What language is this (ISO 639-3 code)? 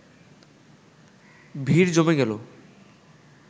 ben